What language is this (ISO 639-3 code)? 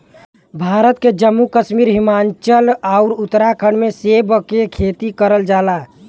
bho